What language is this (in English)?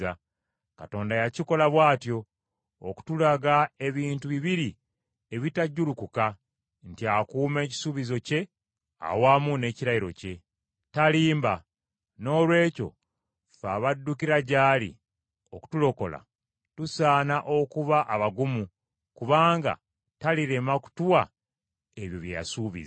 Ganda